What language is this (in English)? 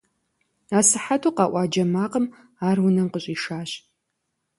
Kabardian